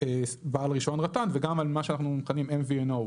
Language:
Hebrew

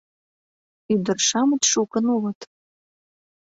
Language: Mari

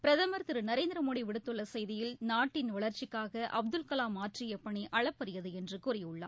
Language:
Tamil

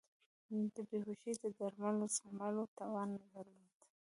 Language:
Pashto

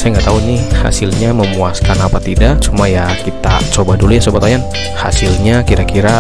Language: Indonesian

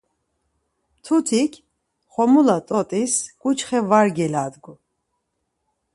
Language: Laz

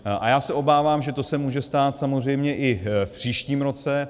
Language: Czech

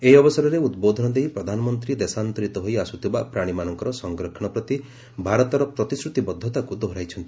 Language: Odia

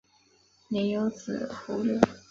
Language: Chinese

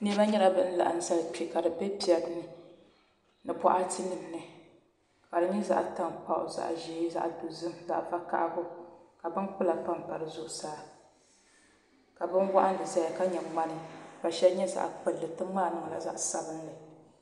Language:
Dagbani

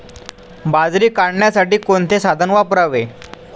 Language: Marathi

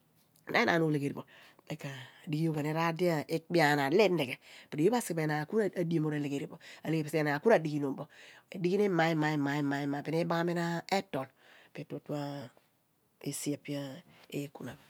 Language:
Abua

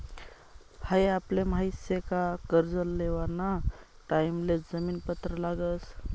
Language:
Marathi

